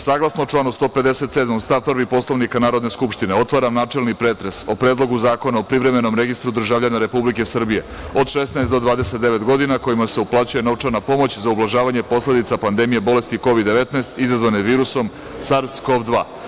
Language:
Serbian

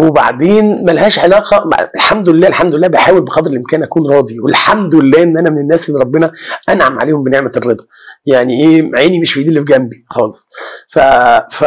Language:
Arabic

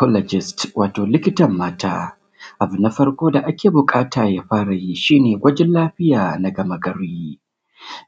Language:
Hausa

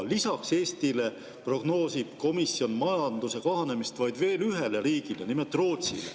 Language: Estonian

